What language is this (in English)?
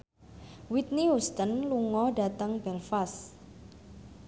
Javanese